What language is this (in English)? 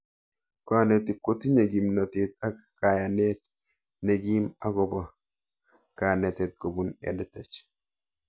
Kalenjin